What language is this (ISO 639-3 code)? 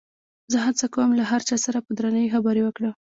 pus